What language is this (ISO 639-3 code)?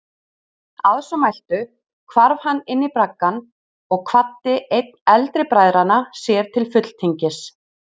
isl